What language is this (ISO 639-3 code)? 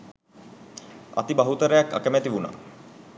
sin